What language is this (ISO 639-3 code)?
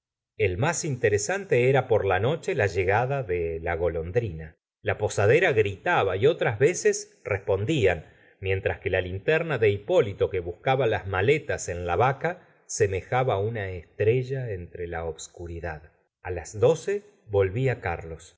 spa